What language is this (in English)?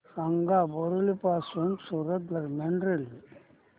Marathi